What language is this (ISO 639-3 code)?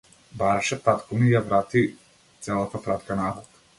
mkd